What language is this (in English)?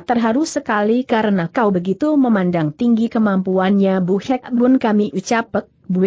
Indonesian